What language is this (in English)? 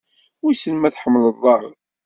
Kabyle